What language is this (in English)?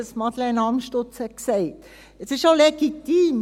Swiss German